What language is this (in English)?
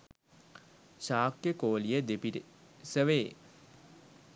Sinhala